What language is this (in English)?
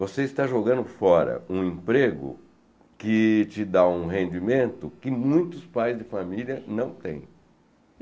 Portuguese